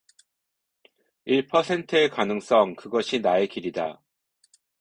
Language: Korean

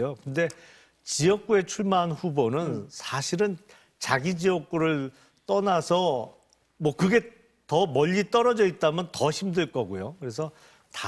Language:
Korean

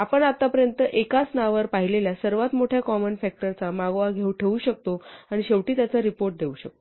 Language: Marathi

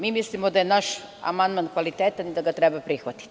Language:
Serbian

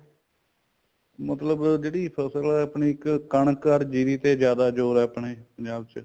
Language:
Punjabi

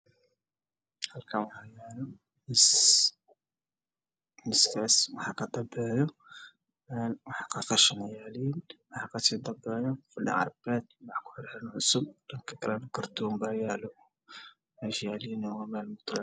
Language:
Somali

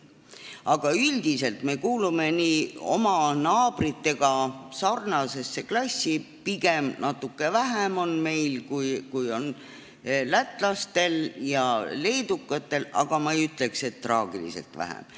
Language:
Estonian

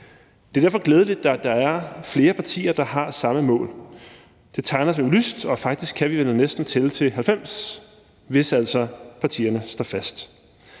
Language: Danish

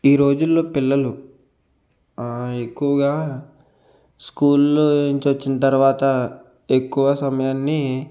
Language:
Telugu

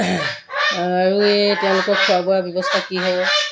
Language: Assamese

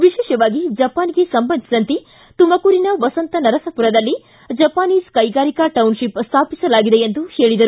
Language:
Kannada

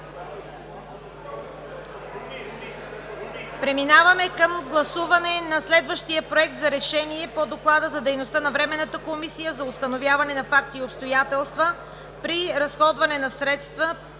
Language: Bulgarian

